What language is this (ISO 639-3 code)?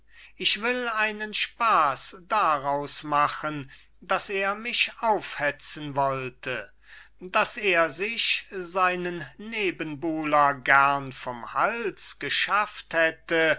deu